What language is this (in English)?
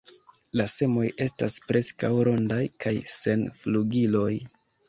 Esperanto